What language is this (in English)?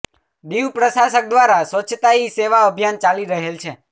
Gujarati